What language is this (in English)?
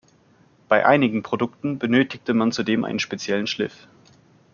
German